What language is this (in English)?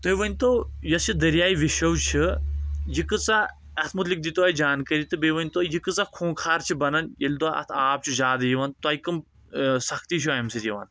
Kashmiri